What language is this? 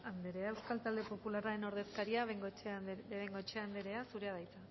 Basque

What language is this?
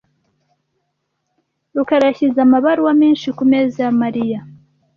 Kinyarwanda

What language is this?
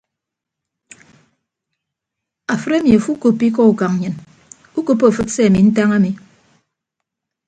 Ibibio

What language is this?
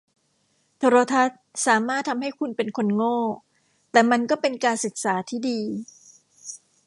Thai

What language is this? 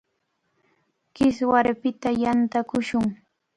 Cajatambo North Lima Quechua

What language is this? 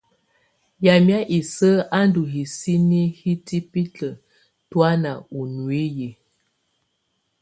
Tunen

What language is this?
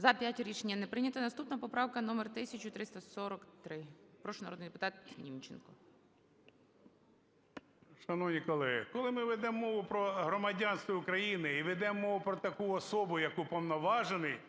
Ukrainian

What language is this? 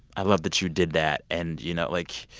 English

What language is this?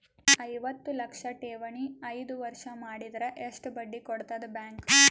Kannada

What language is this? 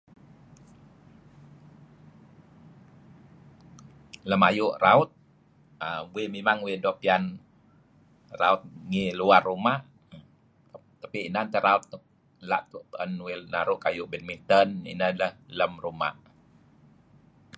Kelabit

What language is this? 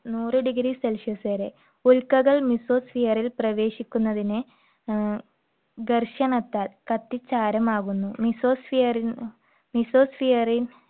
Malayalam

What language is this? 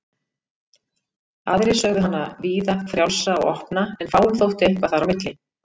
Icelandic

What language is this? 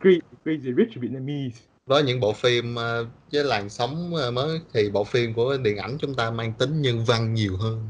Vietnamese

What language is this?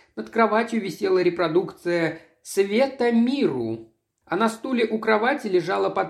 Russian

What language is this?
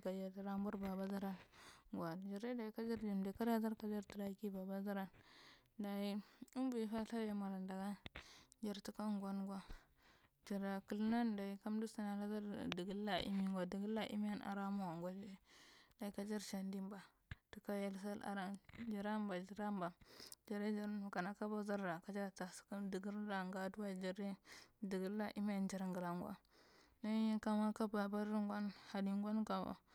Marghi Central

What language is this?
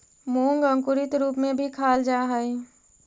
Magahi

